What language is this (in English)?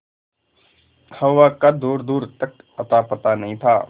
Hindi